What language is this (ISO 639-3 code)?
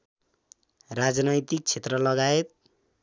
nep